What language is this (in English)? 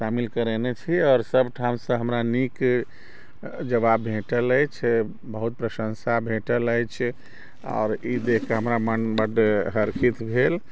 Maithili